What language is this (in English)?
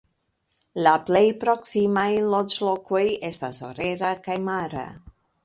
Esperanto